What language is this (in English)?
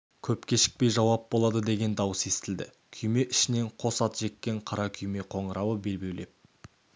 Kazakh